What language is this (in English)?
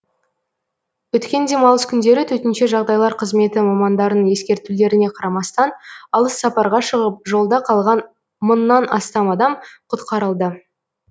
Kazakh